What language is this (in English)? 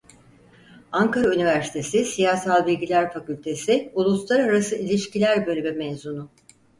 Turkish